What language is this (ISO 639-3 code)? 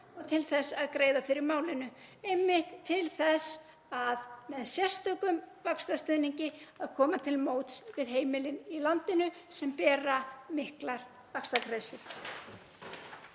isl